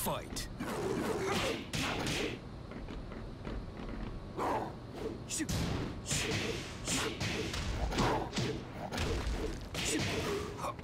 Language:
English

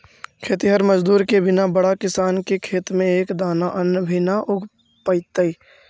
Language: Magahi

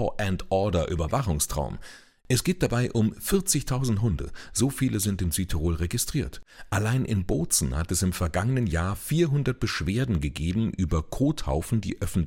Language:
German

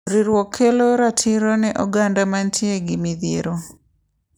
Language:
Luo (Kenya and Tanzania)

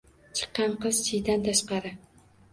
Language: Uzbek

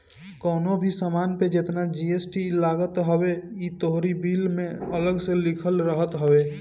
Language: Bhojpuri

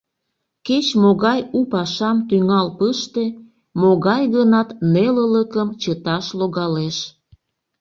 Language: Mari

